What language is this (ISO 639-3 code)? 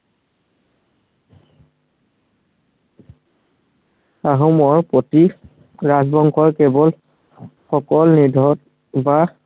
asm